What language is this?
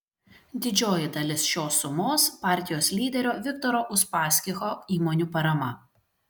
Lithuanian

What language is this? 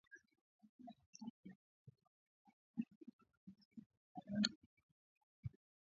Swahili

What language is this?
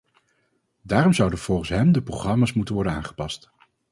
Dutch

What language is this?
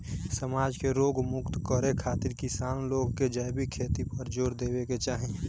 Bhojpuri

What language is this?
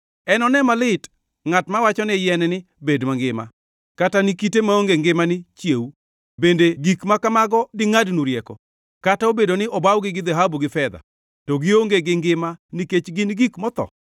Luo (Kenya and Tanzania)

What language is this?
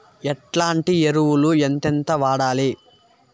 Telugu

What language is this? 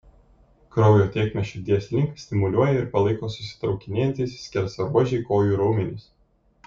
Lithuanian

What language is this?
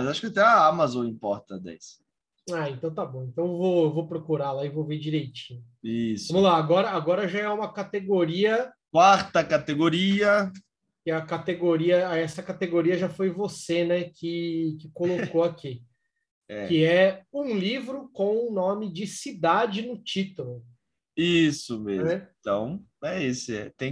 Portuguese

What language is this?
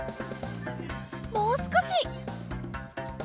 Japanese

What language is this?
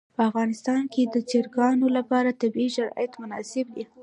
Pashto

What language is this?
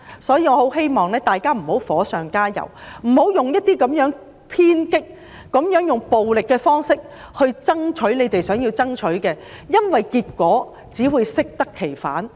Cantonese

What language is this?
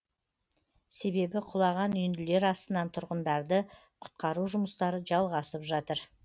Kazakh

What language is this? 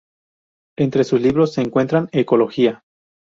Spanish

